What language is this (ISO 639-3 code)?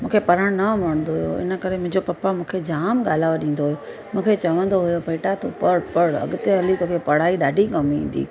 snd